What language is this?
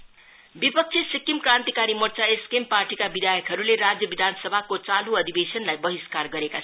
Nepali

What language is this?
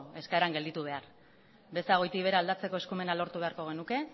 Basque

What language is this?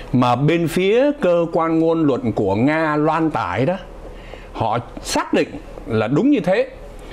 Vietnamese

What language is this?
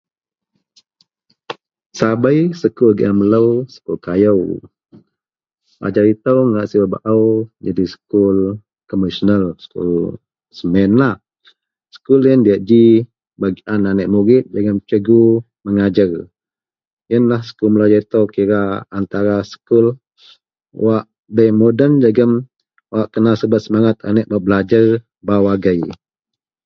Central Melanau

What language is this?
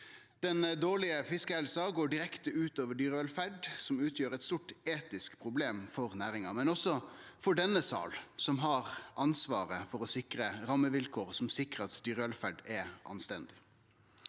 Norwegian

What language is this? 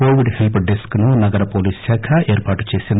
Telugu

